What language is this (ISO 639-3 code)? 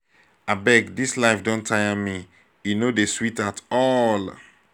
pcm